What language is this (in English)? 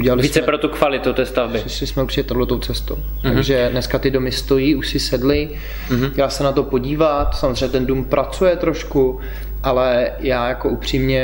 Czech